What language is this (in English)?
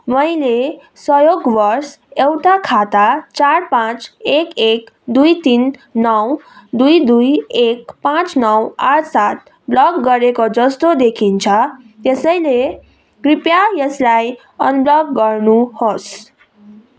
Nepali